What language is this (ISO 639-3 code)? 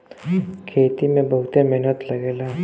bho